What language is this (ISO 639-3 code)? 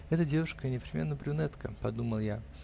rus